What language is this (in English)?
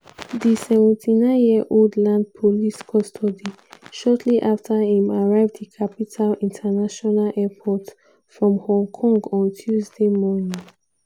Nigerian Pidgin